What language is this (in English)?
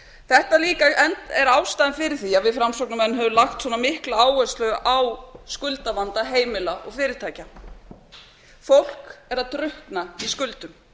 Icelandic